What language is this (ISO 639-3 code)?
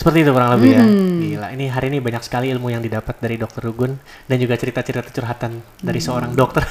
ind